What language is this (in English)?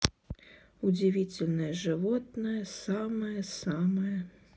Russian